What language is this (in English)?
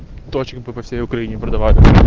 Russian